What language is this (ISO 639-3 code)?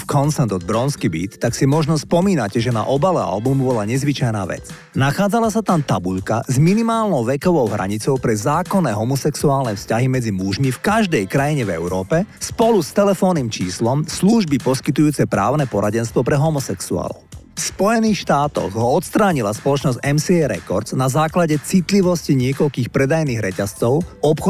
slk